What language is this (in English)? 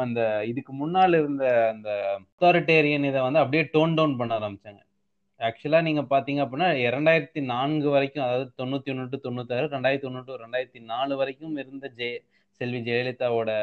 Tamil